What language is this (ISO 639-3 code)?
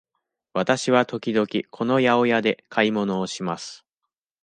jpn